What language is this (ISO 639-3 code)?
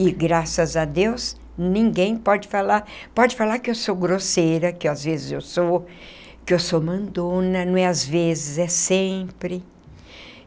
por